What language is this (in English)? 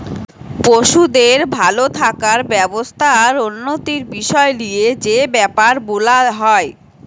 Bangla